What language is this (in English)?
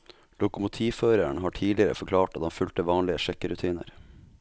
Norwegian